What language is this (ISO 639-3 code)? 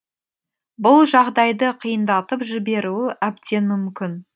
kaz